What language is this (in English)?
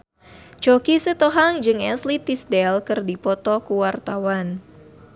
Sundanese